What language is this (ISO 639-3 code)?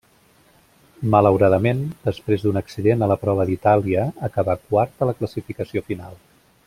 cat